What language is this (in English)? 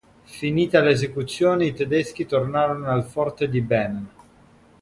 Italian